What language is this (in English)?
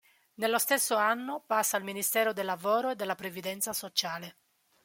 Italian